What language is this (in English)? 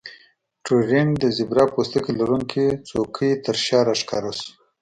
Pashto